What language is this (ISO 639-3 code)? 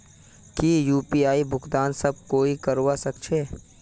mag